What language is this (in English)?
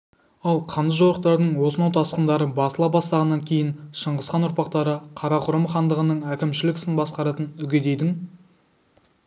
Kazakh